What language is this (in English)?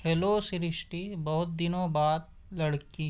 Urdu